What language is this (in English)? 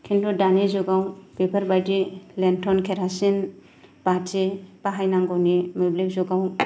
Bodo